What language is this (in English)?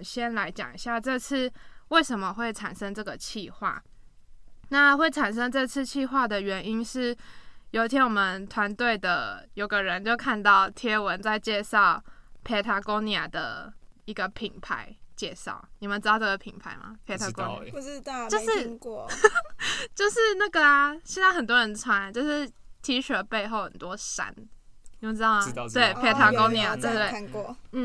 Chinese